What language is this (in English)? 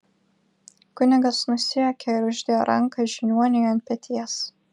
Lithuanian